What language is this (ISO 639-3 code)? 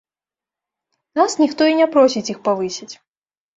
bel